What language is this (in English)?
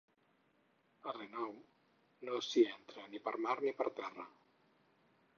Catalan